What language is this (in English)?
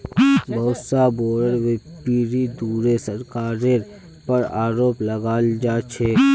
Magahi